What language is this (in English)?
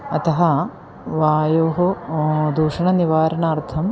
Sanskrit